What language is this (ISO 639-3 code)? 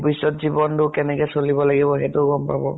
asm